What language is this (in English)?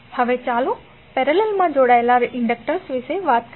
Gujarati